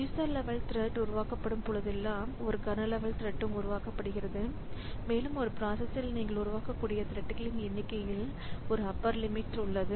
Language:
Tamil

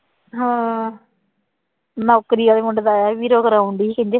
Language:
Punjabi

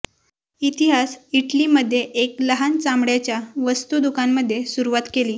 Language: Marathi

